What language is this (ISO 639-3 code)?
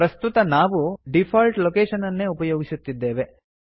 kan